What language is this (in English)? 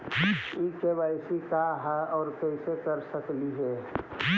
Magahi